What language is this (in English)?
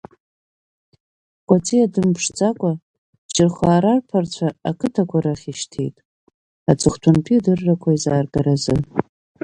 Abkhazian